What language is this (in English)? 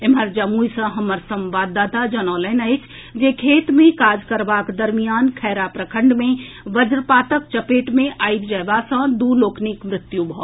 Maithili